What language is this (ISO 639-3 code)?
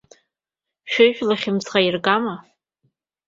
abk